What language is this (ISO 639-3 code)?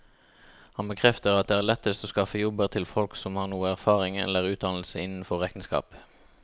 nor